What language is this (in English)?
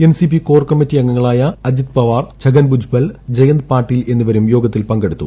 Malayalam